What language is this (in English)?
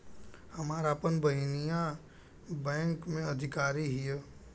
Bhojpuri